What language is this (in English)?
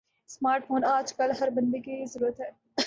Urdu